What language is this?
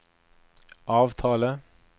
Norwegian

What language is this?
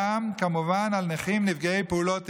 Hebrew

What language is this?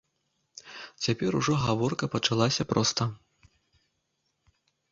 Belarusian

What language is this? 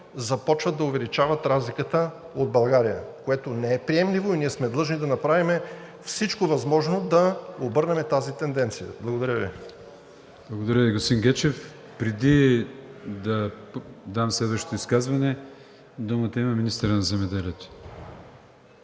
Bulgarian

